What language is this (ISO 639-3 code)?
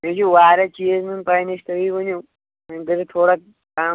kas